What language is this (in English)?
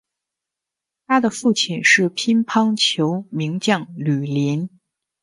Chinese